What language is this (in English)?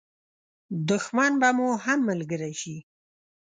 Pashto